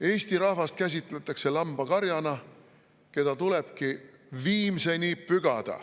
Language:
Estonian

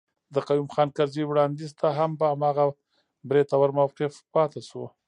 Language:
Pashto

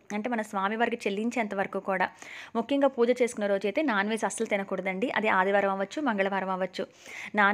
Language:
Telugu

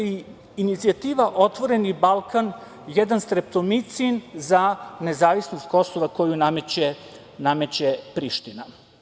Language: Serbian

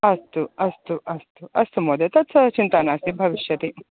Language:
Sanskrit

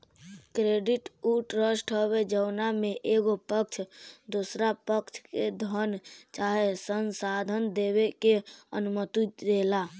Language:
Bhojpuri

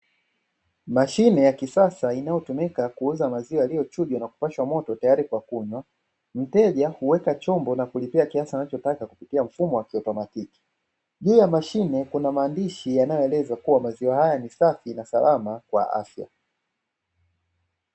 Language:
Swahili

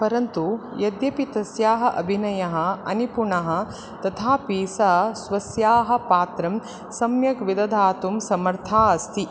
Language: Sanskrit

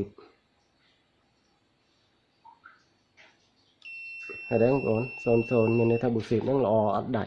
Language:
Vietnamese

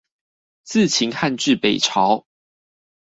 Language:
Chinese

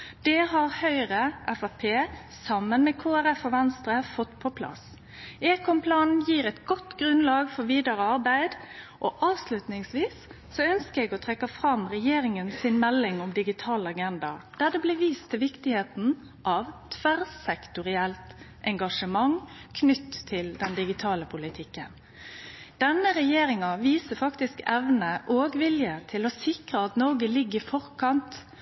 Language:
Norwegian Nynorsk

